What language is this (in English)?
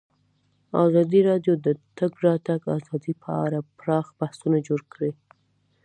Pashto